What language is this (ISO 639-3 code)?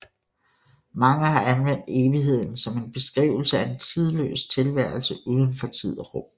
dan